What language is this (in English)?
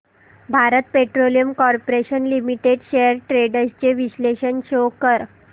Marathi